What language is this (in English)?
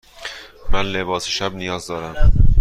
Persian